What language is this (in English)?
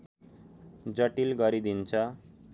Nepali